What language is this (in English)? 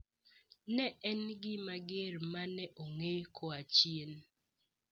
Luo (Kenya and Tanzania)